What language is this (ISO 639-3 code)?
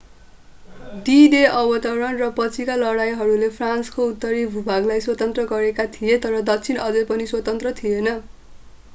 nep